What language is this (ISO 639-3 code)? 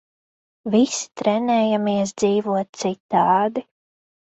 lav